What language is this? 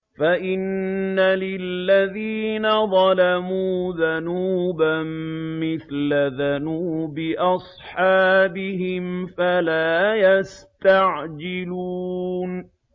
Arabic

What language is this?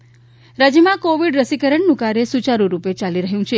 Gujarati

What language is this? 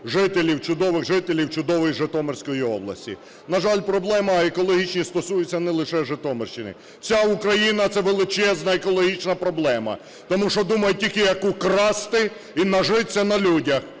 Ukrainian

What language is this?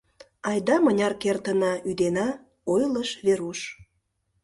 Mari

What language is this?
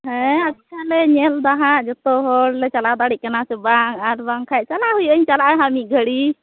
Santali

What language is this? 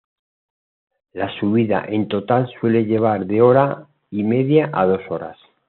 Spanish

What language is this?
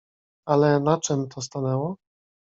Polish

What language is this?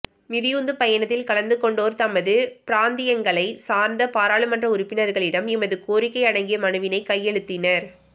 Tamil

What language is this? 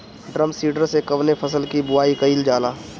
Bhojpuri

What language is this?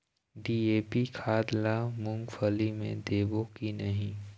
Chhattisgarhi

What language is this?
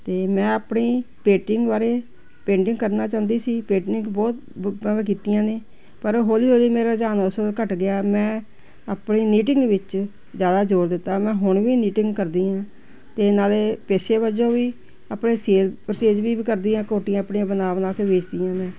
Punjabi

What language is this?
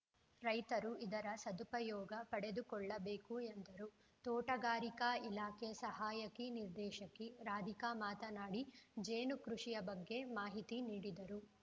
Kannada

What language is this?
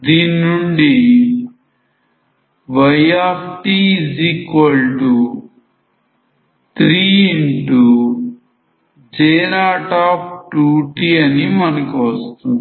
Telugu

